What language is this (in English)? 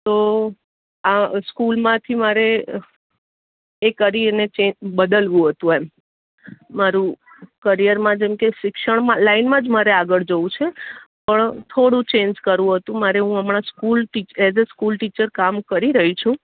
Gujarati